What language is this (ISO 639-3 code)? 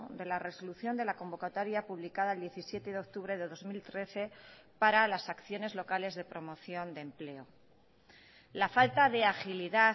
spa